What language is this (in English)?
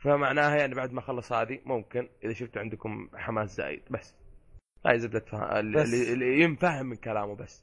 Arabic